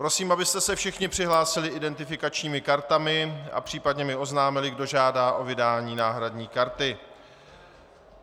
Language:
Czech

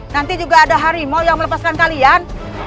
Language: Indonesian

